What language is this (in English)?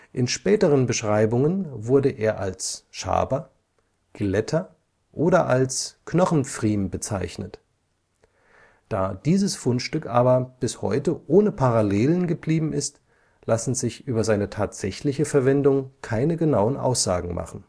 German